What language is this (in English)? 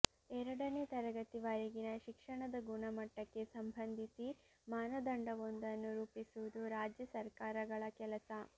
Kannada